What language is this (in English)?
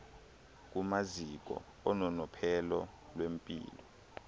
Xhosa